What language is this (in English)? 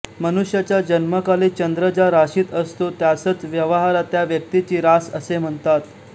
Marathi